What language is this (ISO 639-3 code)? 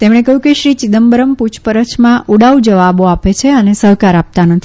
guj